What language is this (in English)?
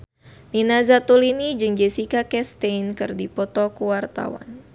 Sundanese